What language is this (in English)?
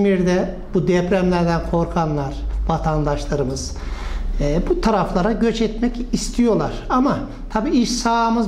Turkish